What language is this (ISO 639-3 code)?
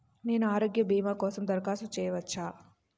tel